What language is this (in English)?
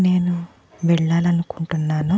Telugu